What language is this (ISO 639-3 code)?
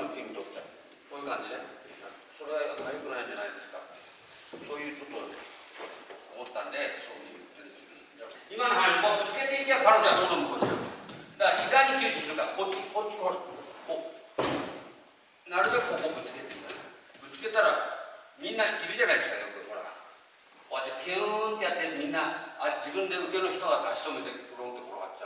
jpn